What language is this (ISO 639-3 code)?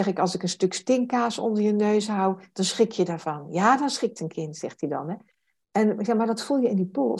nld